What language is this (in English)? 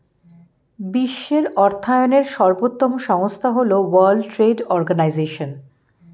Bangla